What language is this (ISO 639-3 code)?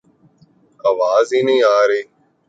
urd